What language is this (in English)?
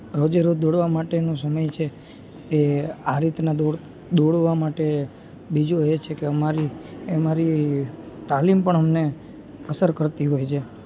Gujarati